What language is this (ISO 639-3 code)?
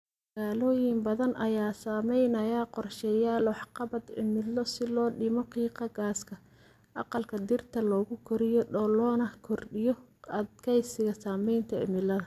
som